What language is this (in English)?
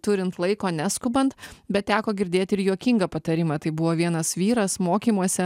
Lithuanian